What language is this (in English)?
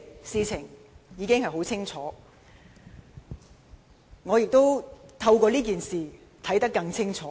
Cantonese